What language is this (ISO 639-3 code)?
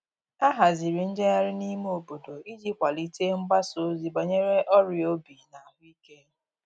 ibo